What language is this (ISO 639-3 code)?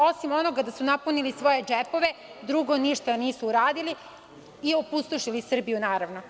srp